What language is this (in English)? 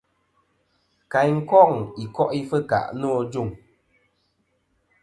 Kom